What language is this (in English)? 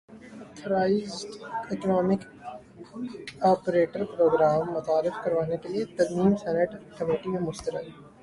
Urdu